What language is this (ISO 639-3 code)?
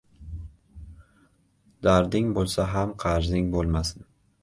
uzb